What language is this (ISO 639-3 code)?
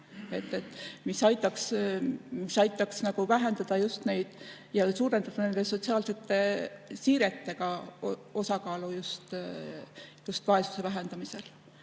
est